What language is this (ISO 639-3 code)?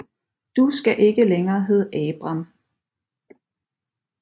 dan